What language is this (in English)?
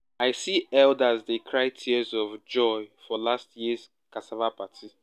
Nigerian Pidgin